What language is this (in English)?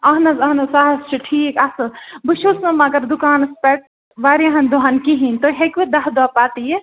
Kashmiri